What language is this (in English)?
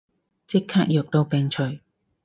Cantonese